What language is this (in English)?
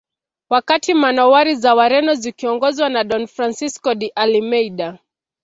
Swahili